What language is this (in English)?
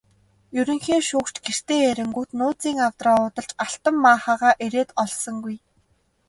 Mongolian